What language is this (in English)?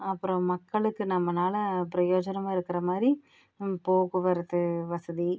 Tamil